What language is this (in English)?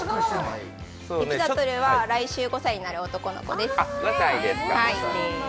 Japanese